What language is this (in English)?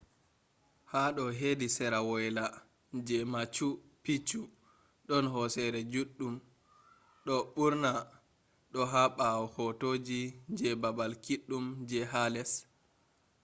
Fula